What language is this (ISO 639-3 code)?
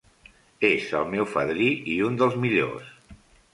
cat